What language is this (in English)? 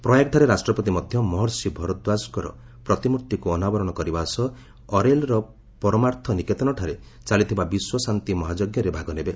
Odia